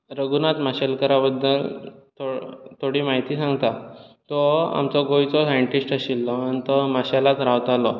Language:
Konkani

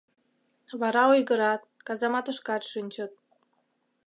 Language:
Mari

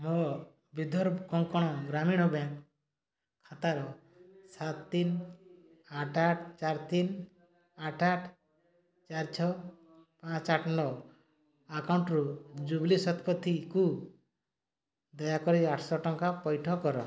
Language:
Odia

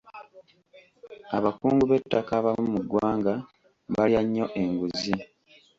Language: Ganda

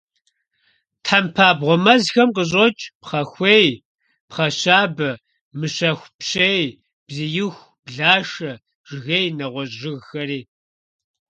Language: Kabardian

